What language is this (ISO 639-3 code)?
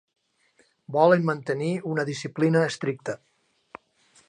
cat